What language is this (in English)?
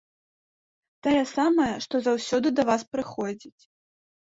Belarusian